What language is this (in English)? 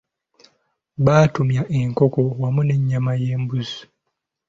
Ganda